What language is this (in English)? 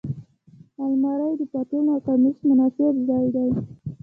Pashto